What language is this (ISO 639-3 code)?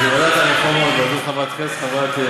heb